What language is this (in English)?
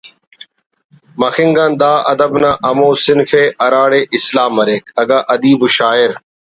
Brahui